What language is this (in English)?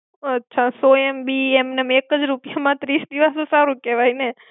Gujarati